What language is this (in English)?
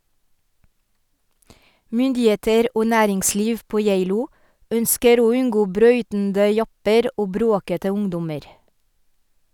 Norwegian